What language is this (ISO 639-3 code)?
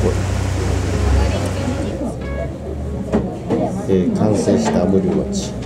jpn